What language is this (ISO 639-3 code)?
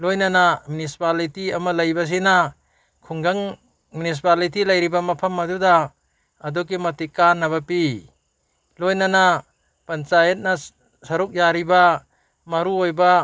mni